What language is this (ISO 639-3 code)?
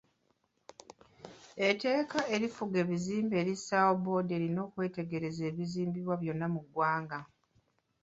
lug